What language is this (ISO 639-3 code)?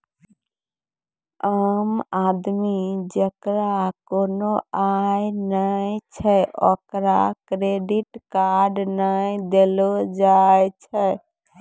mai